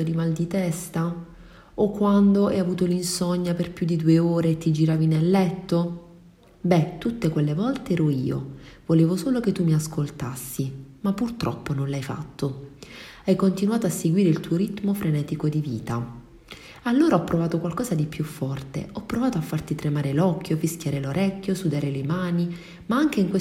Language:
Italian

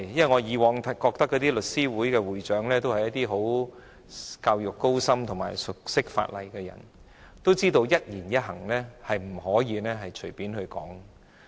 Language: Cantonese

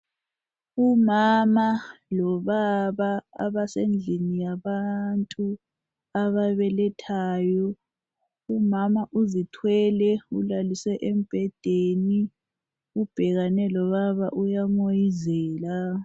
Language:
North Ndebele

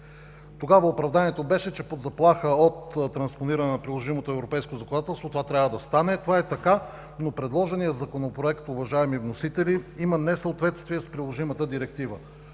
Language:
Bulgarian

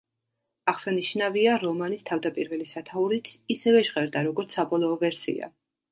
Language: Georgian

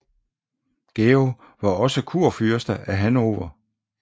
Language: Danish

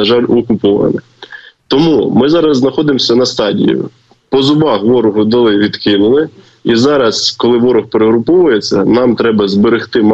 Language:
Ukrainian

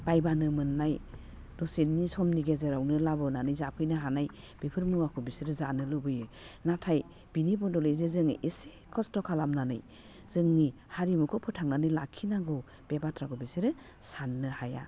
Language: Bodo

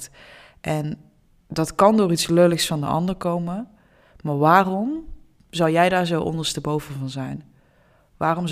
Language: Dutch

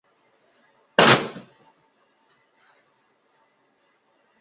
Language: Chinese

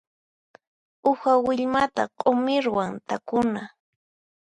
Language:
Puno Quechua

